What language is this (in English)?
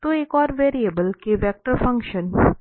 Hindi